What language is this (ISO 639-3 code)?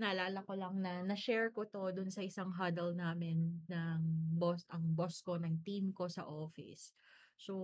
fil